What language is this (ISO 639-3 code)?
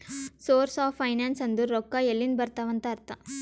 kan